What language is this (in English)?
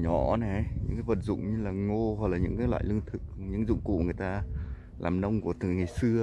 Vietnamese